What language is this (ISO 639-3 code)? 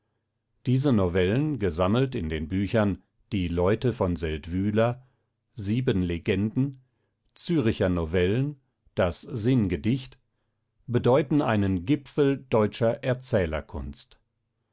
deu